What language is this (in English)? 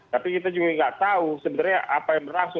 Indonesian